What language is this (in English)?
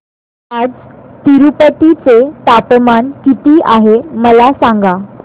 Marathi